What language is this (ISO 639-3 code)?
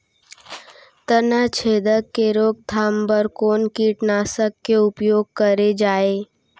hne